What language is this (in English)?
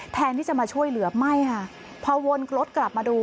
Thai